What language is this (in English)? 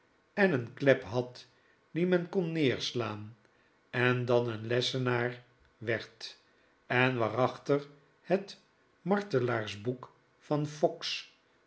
Dutch